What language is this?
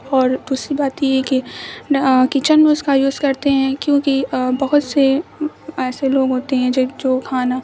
Urdu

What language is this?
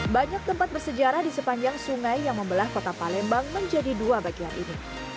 Indonesian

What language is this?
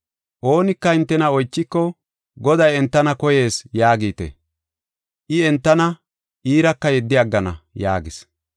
Gofa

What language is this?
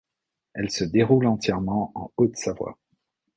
French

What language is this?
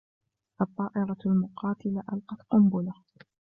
Arabic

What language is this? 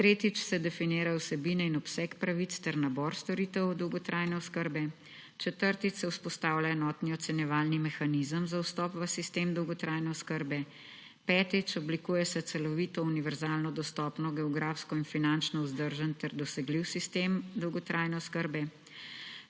Slovenian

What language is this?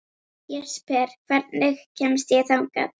Icelandic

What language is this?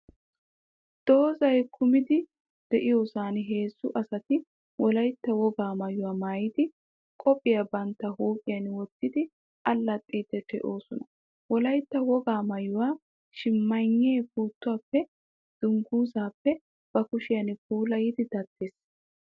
Wolaytta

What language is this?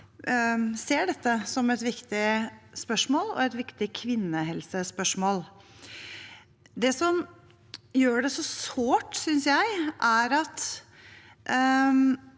Norwegian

